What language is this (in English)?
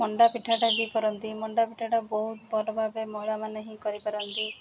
Odia